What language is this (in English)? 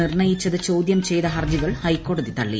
Malayalam